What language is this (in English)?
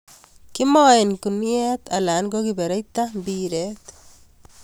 Kalenjin